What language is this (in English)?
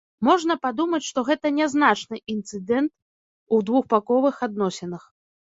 Belarusian